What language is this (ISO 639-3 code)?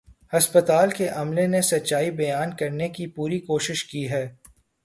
urd